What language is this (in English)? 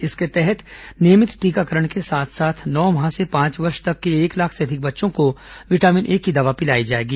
Hindi